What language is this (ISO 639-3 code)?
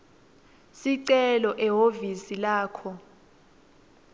ssw